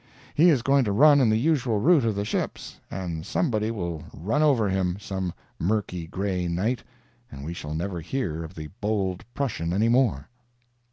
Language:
English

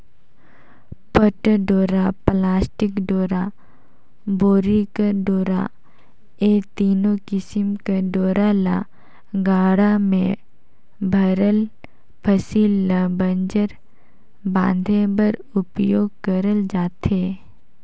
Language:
Chhattisgarhi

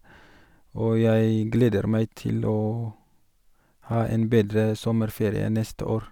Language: Norwegian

